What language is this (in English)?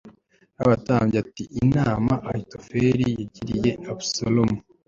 Kinyarwanda